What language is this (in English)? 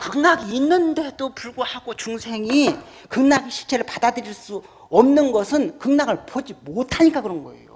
Korean